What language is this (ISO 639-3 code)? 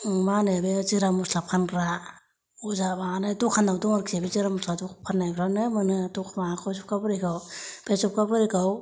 brx